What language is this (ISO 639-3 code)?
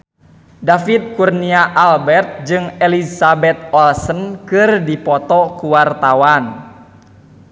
sun